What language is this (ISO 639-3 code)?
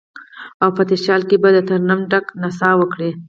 pus